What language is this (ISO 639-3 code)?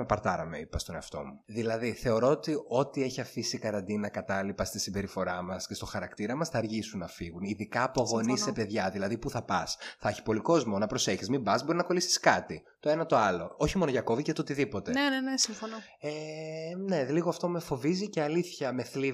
ell